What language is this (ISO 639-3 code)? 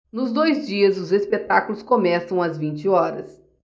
por